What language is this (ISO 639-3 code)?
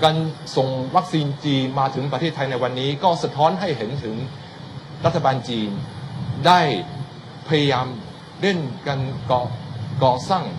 tha